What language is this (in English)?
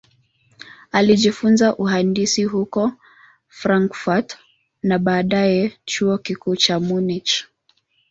Swahili